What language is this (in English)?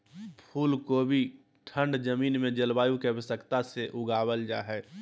Magahi